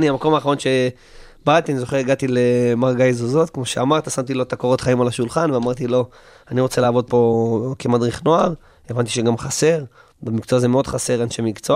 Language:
Hebrew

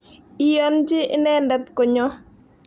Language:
Kalenjin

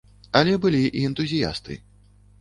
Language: Belarusian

